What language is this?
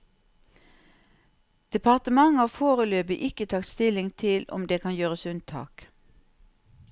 Norwegian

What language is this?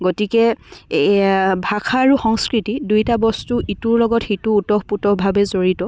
Assamese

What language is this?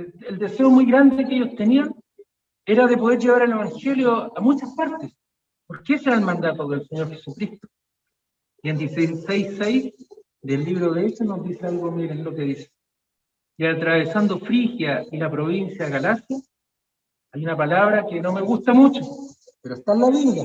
Spanish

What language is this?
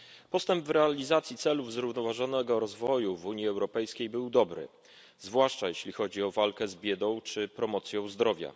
Polish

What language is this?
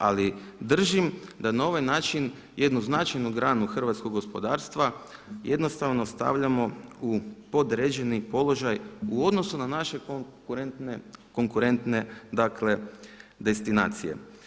Croatian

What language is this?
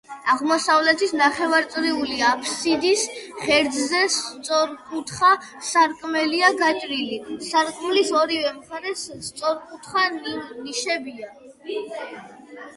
Georgian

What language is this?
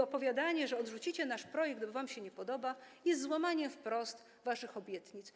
Polish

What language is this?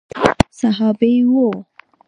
Pashto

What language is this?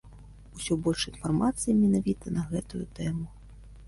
Belarusian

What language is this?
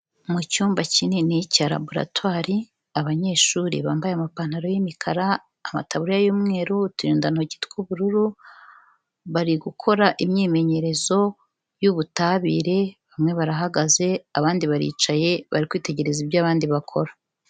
Kinyarwanda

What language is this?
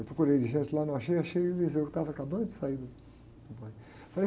Portuguese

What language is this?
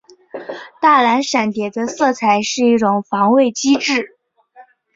Chinese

